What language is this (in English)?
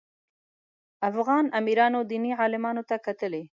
Pashto